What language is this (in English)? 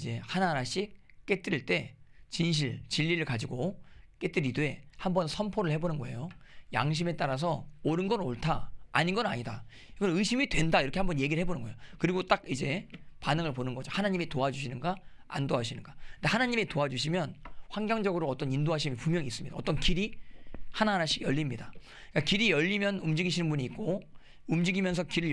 Korean